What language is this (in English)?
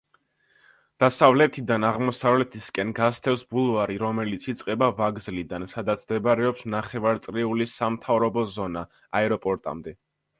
Georgian